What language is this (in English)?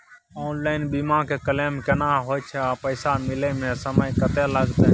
Maithili